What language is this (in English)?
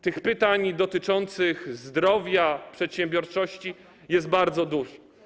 Polish